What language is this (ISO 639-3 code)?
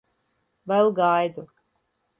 lav